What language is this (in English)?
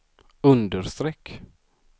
Swedish